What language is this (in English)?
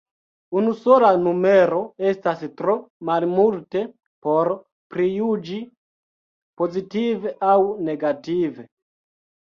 Esperanto